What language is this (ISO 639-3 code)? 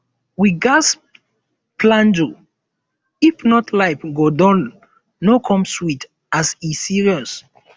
pcm